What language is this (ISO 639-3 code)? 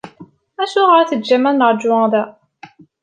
kab